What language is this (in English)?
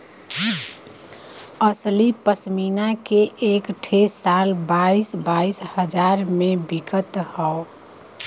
Bhojpuri